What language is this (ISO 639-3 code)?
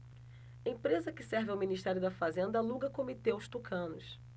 por